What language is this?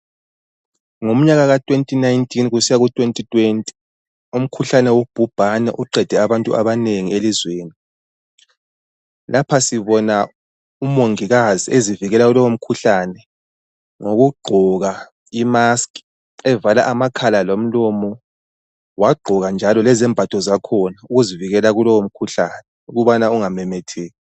North Ndebele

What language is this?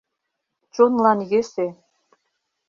Mari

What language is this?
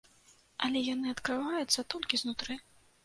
Belarusian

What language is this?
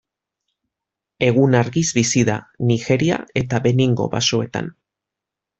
Basque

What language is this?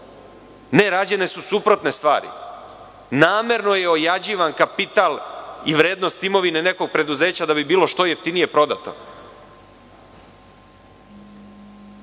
Serbian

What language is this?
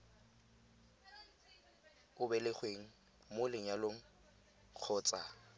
Tswana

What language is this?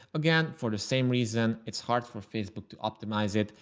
English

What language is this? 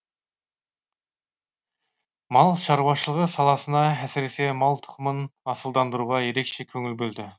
Kazakh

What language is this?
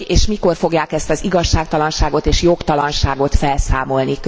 Hungarian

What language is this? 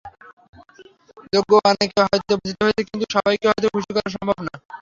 Bangla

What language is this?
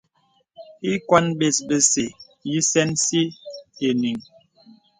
Bebele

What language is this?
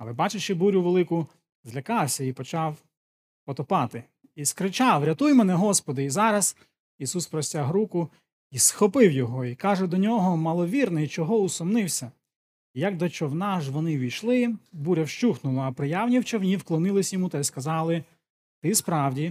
Ukrainian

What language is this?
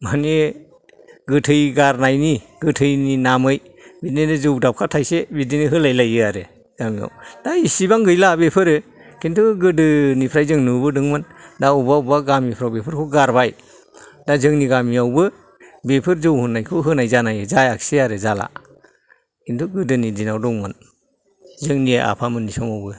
Bodo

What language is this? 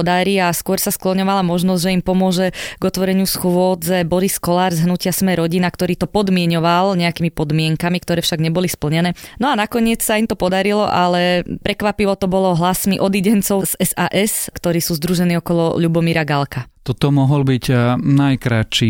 Slovak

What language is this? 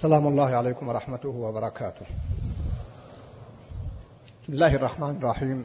Arabic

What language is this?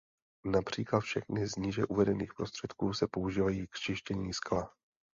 Czech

